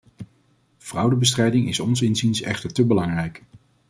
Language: Dutch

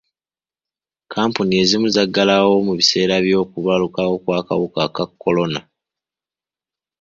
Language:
Ganda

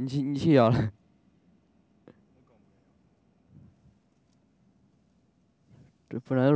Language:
Chinese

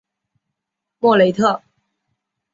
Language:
Chinese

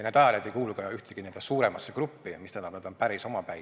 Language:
Estonian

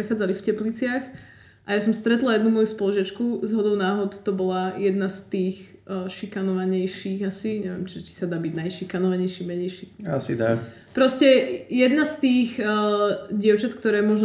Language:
Slovak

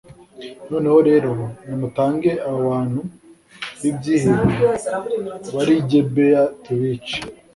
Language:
Kinyarwanda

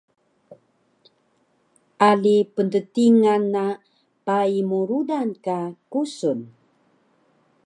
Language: Taroko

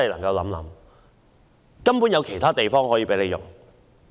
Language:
Cantonese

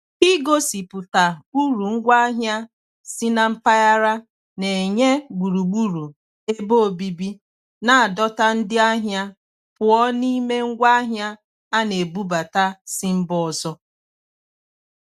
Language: Igbo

